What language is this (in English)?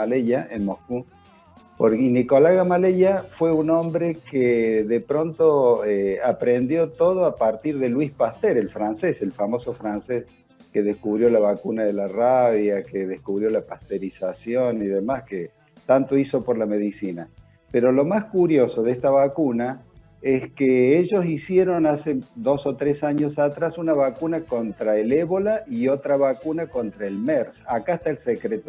Spanish